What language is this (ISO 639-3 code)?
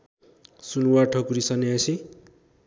nep